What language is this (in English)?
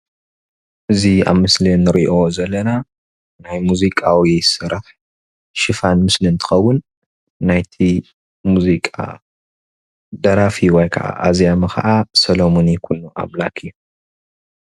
Tigrinya